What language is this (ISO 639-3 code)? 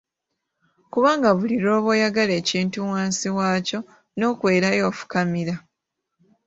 lug